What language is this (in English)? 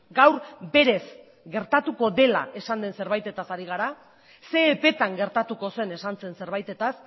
Basque